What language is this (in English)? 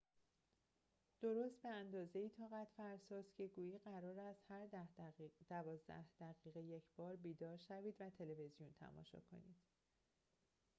Persian